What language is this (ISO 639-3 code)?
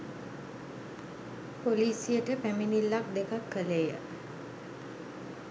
sin